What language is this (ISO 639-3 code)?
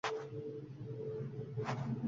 uzb